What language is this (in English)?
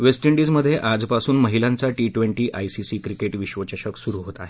Marathi